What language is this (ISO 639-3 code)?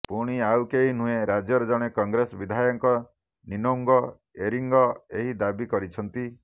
ori